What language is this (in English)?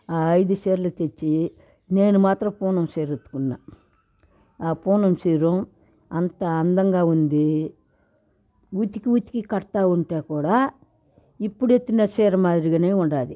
Telugu